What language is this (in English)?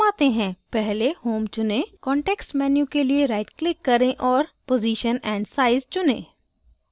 Hindi